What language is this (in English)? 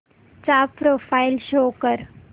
Marathi